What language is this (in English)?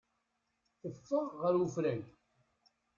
Kabyle